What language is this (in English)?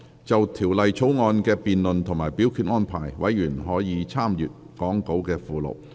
Cantonese